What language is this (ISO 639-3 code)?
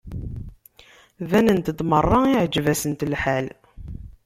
kab